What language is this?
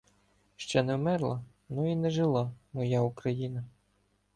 Ukrainian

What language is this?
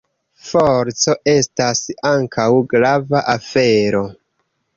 Esperanto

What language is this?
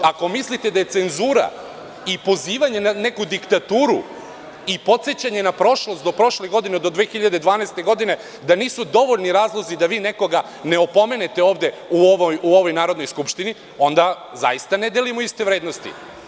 Serbian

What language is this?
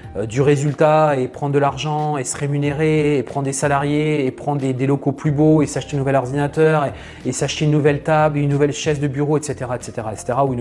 French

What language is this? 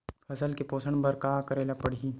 Chhattisgarhi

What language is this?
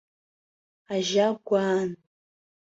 Abkhazian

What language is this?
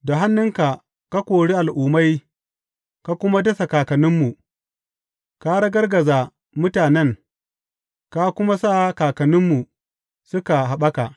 Hausa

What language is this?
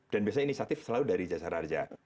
Indonesian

